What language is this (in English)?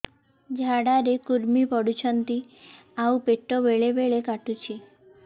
Odia